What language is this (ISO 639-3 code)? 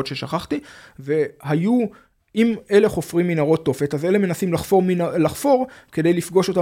heb